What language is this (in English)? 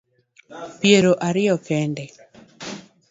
Luo (Kenya and Tanzania)